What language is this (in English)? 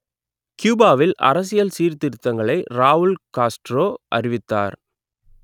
Tamil